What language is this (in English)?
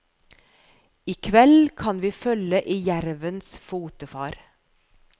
Norwegian